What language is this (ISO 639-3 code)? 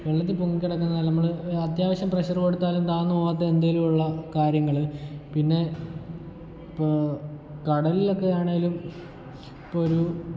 mal